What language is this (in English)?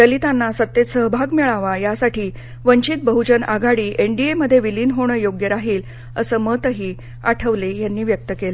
Marathi